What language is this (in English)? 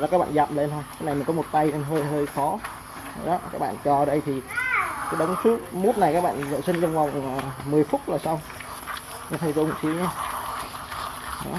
Vietnamese